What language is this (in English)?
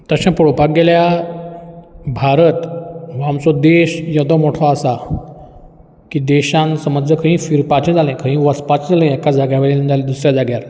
Konkani